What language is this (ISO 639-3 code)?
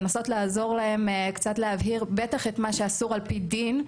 heb